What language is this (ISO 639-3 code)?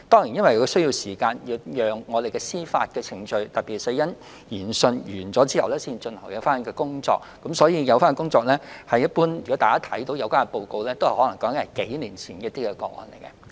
yue